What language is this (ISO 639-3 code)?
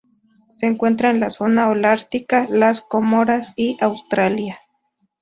spa